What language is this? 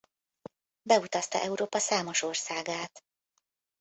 Hungarian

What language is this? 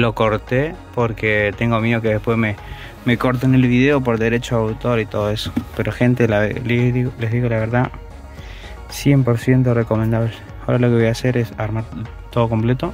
Spanish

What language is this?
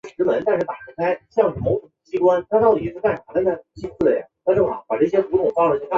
Chinese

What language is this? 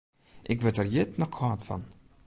Western Frisian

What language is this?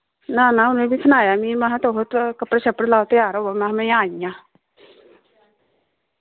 Dogri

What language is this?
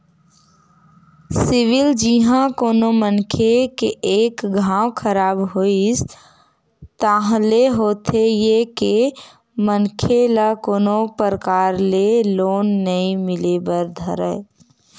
Chhattisgarhi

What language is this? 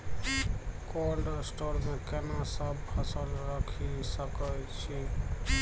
Maithili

